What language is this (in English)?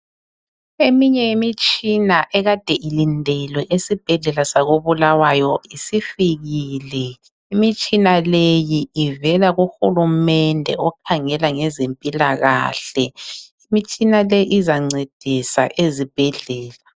North Ndebele